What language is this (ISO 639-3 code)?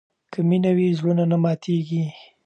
pus